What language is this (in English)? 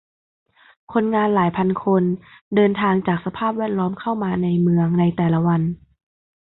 Thai